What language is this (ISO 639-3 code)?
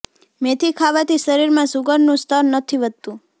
guj